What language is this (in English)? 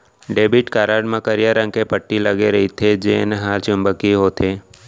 Chhattisgarhi